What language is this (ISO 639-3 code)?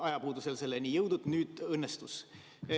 est